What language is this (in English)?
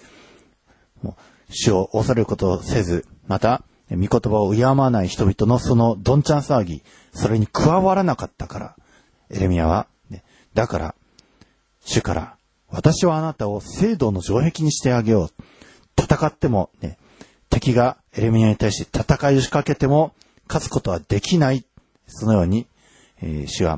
Japanese